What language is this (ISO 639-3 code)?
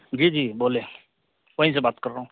urd